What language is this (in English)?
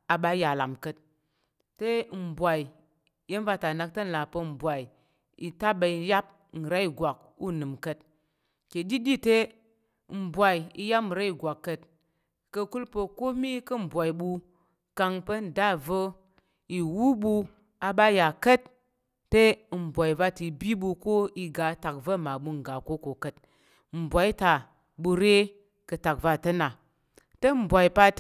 Tarok